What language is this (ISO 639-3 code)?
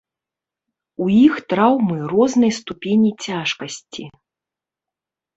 bel